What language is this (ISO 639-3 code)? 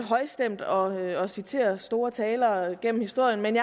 dan